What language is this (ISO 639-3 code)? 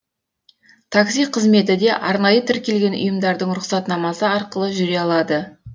kaz